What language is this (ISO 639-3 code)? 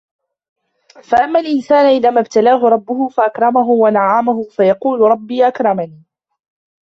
ara